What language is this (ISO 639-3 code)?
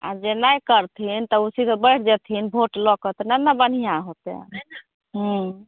mai